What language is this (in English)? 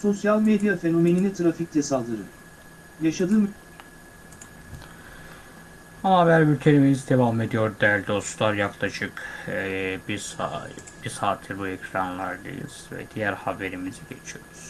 Turkish